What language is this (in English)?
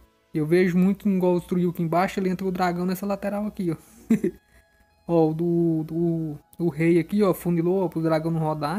Portuguese